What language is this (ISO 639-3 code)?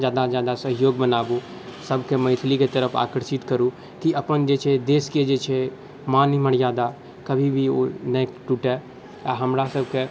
mai